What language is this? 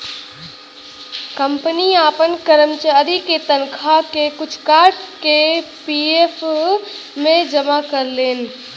Bhojpuri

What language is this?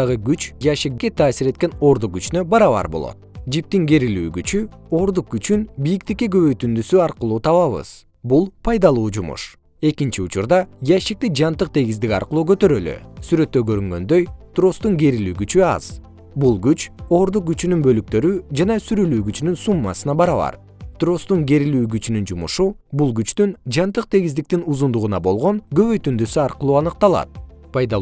Kyrgyz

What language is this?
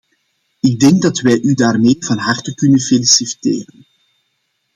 Dutch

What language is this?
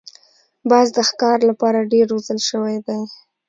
Pashto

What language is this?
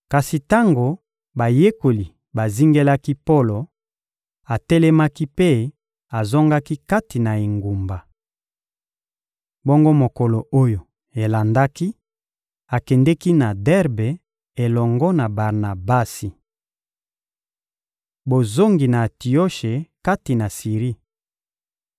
Lingala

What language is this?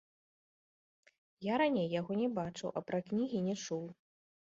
Belarusian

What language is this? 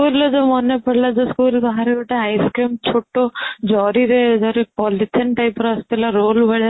Odia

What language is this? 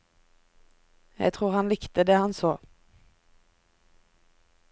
Norwegian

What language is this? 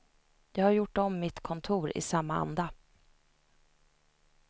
Swedish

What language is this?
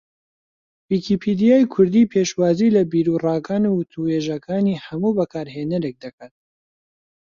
Central Kurdish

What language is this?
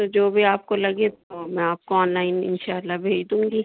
Urdu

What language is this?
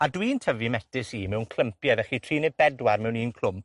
Welsh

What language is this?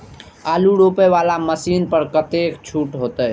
Maithili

